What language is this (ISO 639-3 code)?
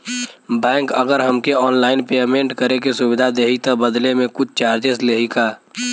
bho